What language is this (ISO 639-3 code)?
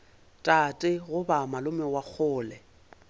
nso